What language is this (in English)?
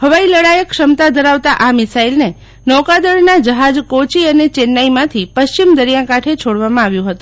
Gujarati